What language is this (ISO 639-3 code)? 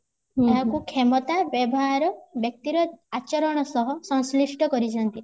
ori